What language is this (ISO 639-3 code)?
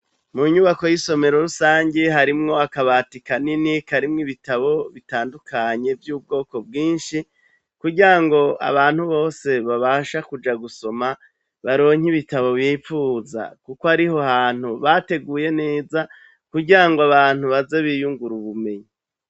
run